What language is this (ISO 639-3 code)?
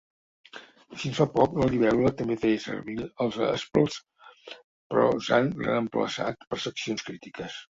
cat